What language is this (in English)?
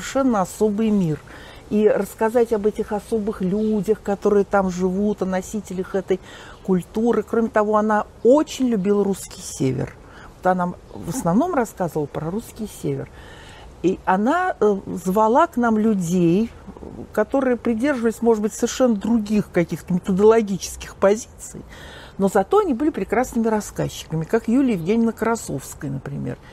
Russian